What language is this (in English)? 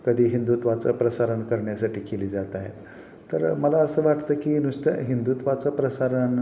Marathi